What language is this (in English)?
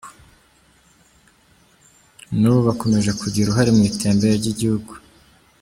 Kinyarwanda